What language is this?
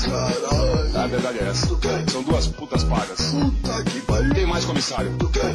Portuguese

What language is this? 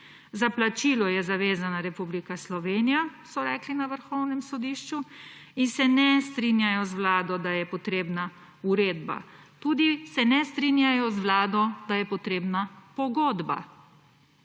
Slovenian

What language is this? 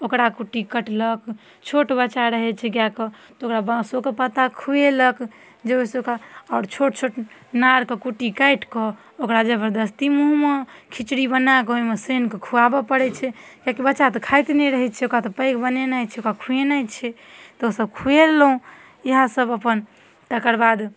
Maithili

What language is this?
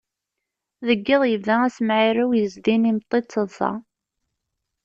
Kabyle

